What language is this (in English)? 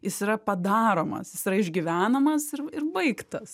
Lithuanian